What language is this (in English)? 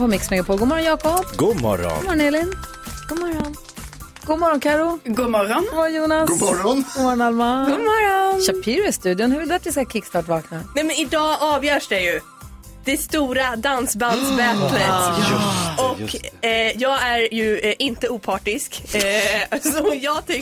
Swedish